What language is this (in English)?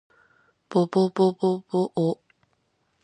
Japanese